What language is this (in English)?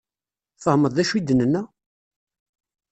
Kabyle